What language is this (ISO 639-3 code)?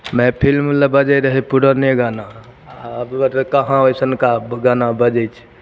mai